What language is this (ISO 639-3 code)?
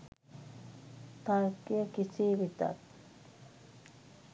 sin